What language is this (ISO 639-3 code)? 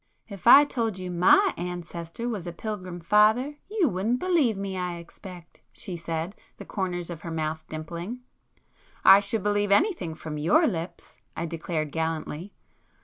eng